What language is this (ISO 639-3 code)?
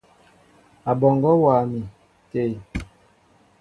mbo